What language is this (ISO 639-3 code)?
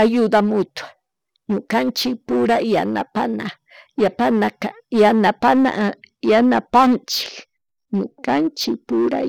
qug